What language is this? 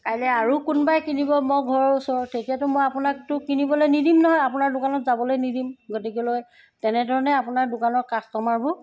Assamese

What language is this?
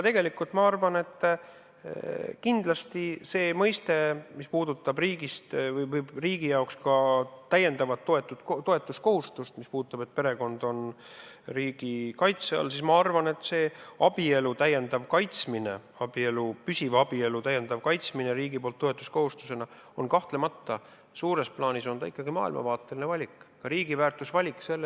Estonian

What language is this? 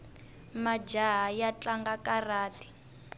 Tsonga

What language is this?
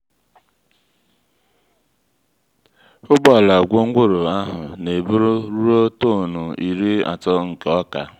Igbo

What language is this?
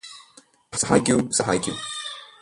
Malayalam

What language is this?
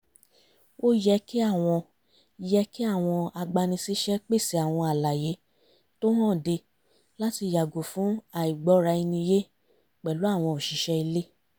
Yoruba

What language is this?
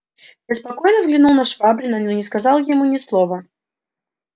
Russian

